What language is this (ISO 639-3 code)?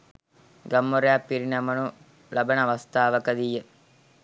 sin